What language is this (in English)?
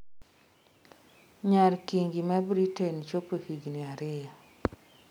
Luo (Kenya and Tanzania)